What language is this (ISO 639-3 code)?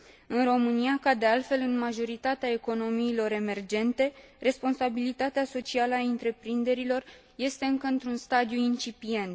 ron